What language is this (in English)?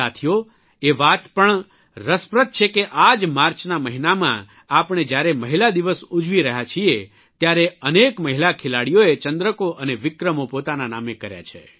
Gujarati